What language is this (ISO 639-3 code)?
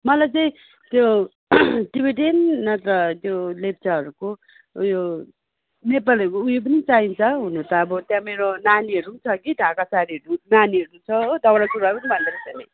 nep